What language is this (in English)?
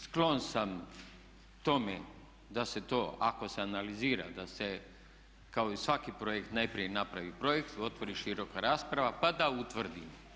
Croatian